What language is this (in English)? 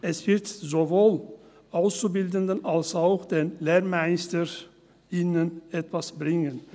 Swiss German